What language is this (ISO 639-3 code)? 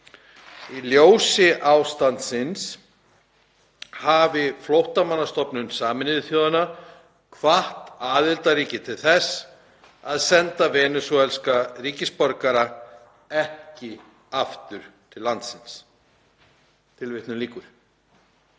isl